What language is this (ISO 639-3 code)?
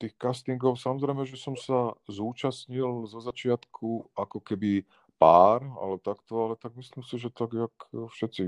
slk